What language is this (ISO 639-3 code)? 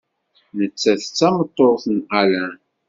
kab